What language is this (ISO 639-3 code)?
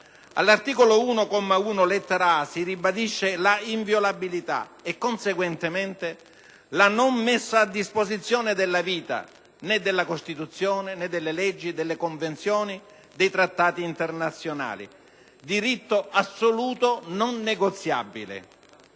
ita